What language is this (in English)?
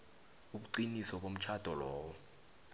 South Ndebele